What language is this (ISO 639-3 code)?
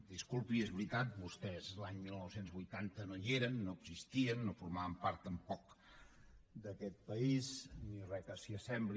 cat